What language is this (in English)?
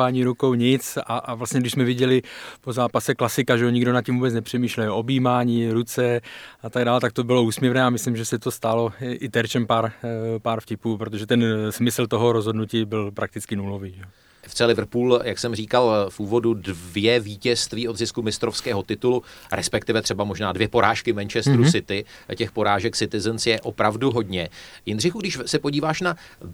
Czech